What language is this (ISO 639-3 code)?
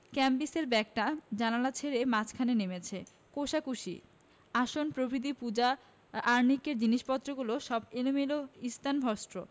ben